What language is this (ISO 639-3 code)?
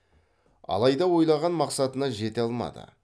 kaz